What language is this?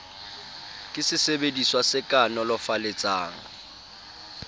Southern Sotho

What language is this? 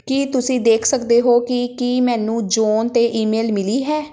Punjabi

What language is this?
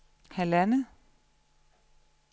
Danish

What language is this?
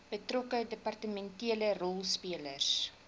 Afrikaans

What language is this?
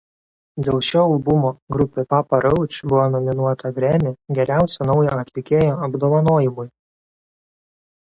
Lithuanian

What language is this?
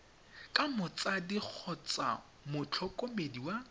Tswana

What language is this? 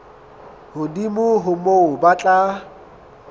Southern Sotho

